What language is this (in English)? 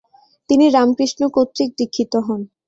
Bangla